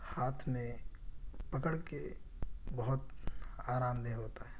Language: Urdu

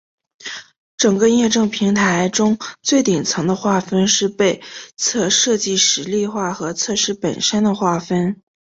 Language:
Chinese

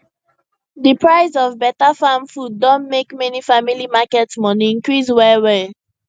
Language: Nigerian Pidgin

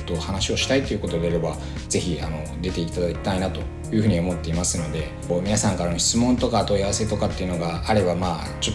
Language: Japanese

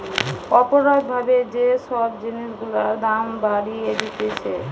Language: Bangla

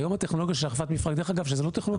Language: Hebrew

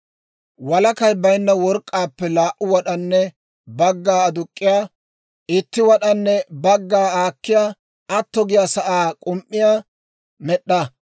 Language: Dawro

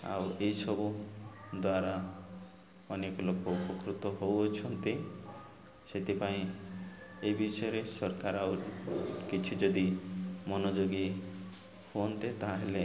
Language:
Odia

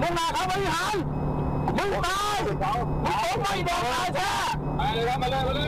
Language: Thai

